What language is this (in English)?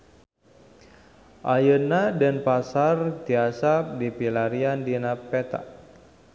Sundanese